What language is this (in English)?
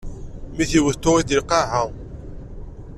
Kabyle